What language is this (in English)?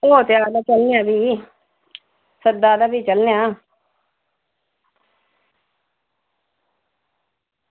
Dogri